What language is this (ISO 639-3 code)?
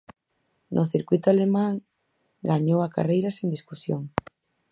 glg